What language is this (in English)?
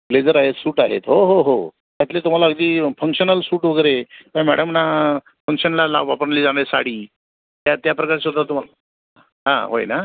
Marathi